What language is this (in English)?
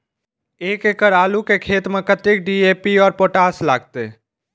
Maithili